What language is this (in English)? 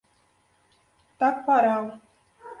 Portuguese